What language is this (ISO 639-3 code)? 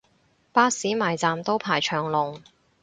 yue